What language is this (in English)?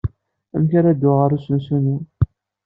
Kabyle